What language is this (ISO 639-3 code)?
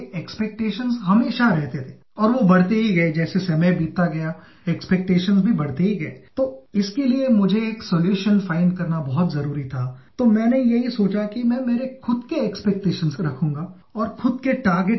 eng